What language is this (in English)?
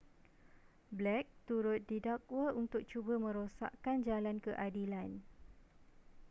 Malay